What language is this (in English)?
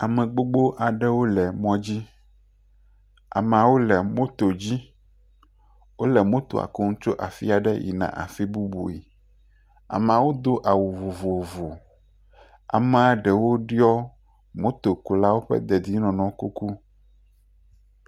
Ewe